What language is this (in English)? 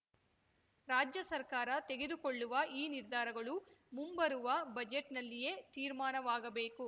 Kannada